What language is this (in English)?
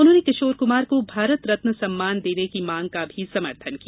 Hindi